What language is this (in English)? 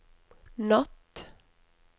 Norwegian